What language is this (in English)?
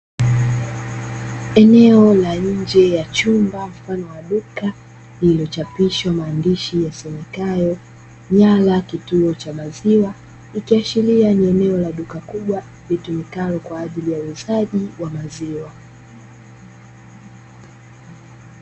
Swahili